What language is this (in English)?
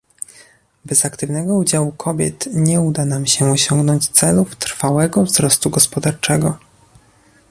Polish